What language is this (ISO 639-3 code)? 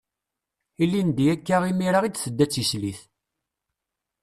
kab